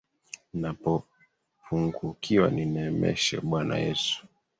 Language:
Swahili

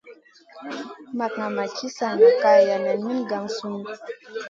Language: Masana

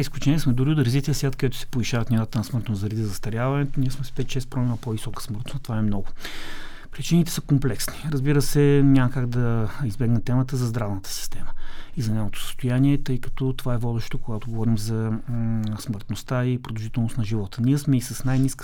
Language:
Bulgarian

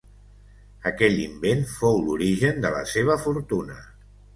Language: Catalan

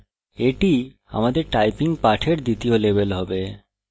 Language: Bangla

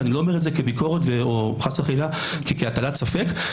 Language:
Hebrew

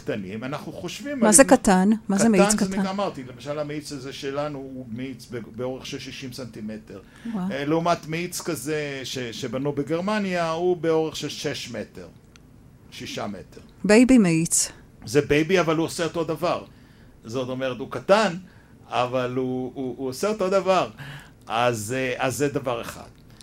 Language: Hebrew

